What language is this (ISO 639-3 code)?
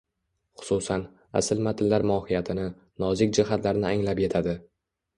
uzb